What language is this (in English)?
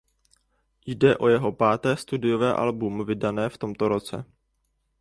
Czech